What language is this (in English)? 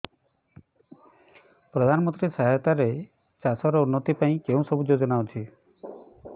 Odia